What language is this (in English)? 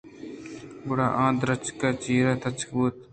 Eastern Balochi